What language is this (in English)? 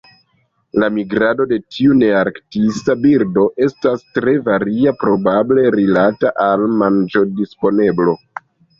Esperanto